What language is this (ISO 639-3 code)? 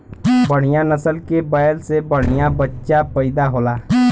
bho